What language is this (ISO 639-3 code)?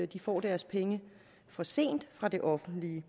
dan